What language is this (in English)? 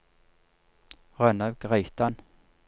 Norwegian